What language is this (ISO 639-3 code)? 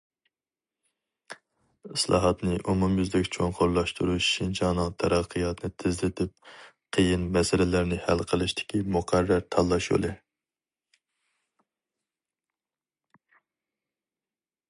uig